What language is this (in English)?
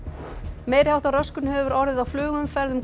Icelandic